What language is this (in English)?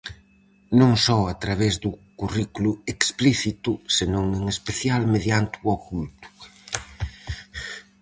Galician